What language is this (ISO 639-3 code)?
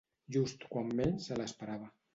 cat